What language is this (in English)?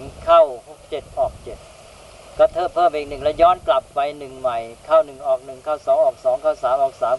Thai